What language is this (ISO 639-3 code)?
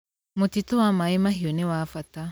kik